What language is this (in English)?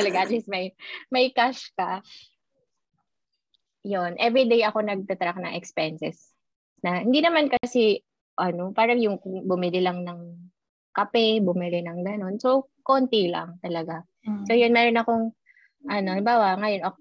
Filipino